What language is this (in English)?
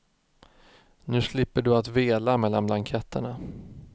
Swedish